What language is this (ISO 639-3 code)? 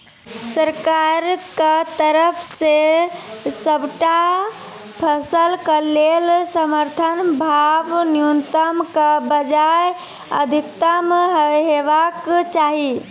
mai